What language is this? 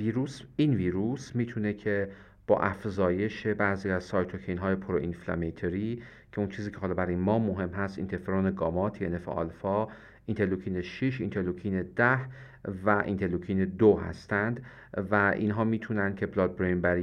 Persian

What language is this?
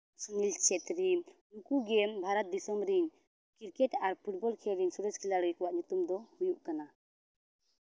Santali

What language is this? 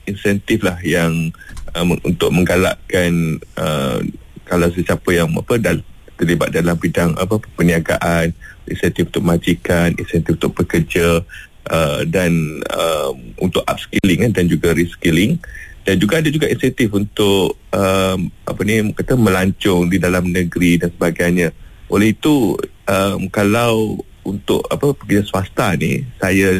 Malay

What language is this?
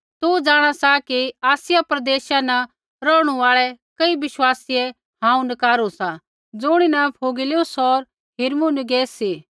Kullu Pahari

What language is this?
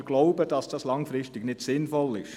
Swiss German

